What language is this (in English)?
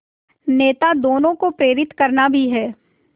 Hindi